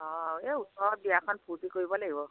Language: Assamese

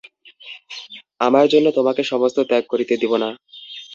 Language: Bangla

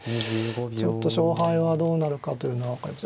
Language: Japanese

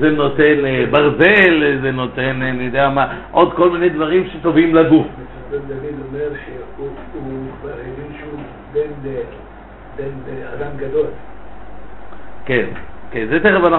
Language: Hebrew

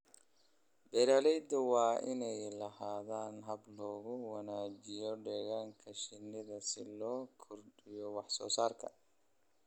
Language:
Somali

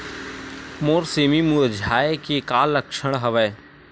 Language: Chhattisgarhi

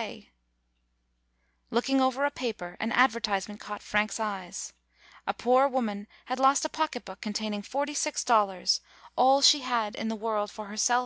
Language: English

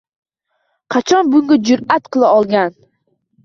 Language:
Uzbek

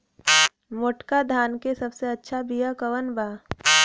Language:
Bhojpuri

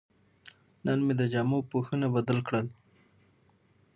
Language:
Pashto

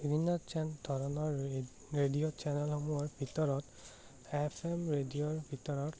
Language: Assamese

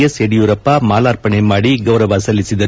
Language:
Kannada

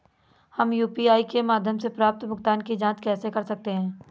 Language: Hindi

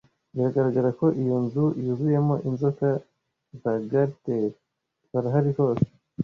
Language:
Kinyarwanda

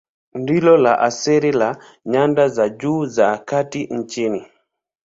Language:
Swahili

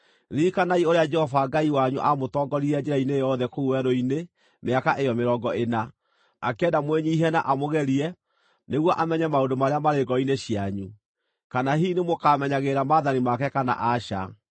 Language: Kikuyu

